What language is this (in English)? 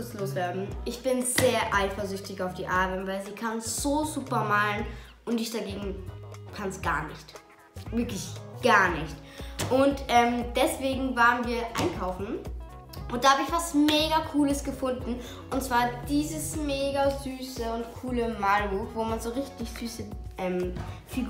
German